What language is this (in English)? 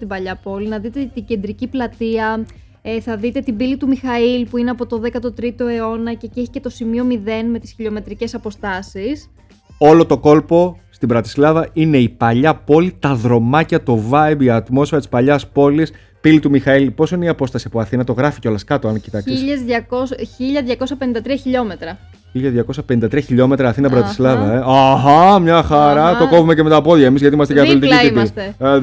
Greek